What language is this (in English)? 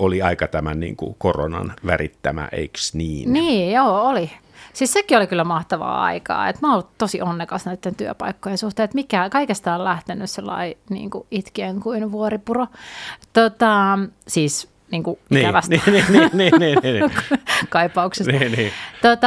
Finnish